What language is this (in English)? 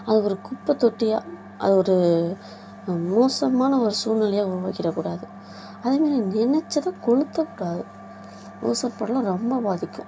Tamil